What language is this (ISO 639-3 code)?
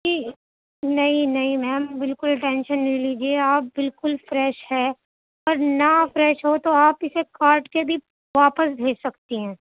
urd